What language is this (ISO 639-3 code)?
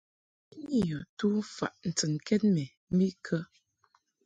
mhk